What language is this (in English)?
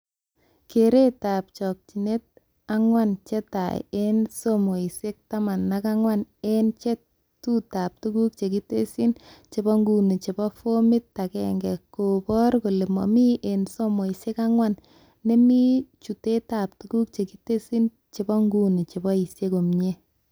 Kalenjin